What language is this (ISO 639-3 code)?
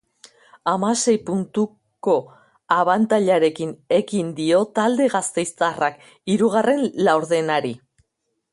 eus